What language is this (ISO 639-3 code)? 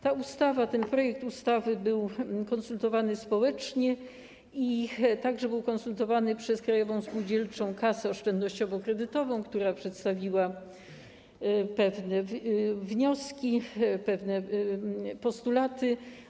pol